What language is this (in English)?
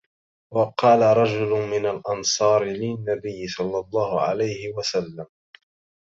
Arabic